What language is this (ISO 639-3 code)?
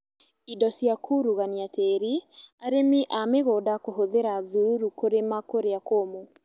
kik